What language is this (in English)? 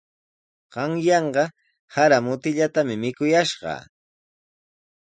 Sihuas Ancash Quechua